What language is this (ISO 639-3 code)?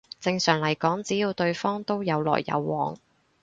yue